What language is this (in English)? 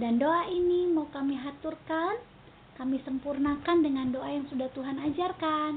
Indonesian